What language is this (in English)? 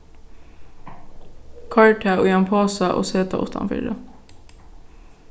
Faroese